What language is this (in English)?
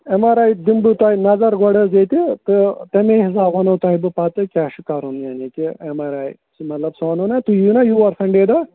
Kashmiri